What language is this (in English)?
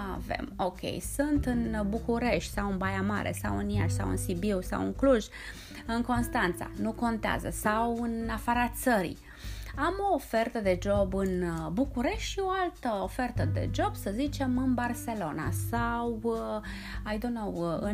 Romanian